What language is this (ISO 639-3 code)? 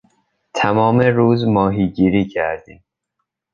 fas